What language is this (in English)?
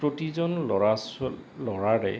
Assamese